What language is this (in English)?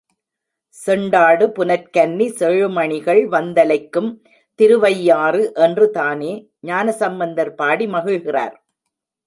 Tamil